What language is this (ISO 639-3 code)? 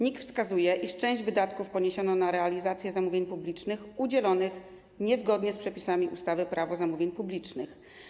pol